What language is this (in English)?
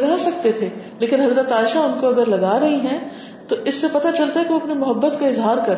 Urdu